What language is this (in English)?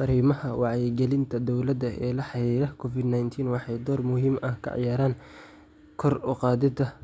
Somali